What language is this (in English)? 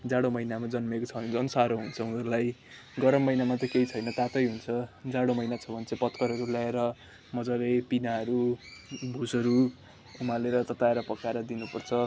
Nepali